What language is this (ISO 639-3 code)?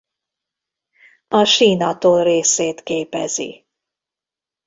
hun